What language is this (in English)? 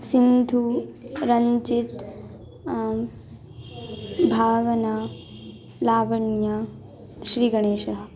Sanskrit